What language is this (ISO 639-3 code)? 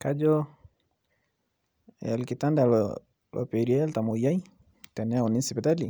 mas